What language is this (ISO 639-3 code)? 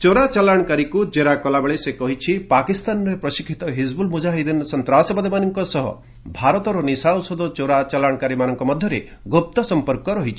ori